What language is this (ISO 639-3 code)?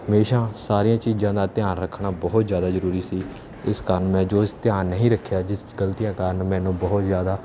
pan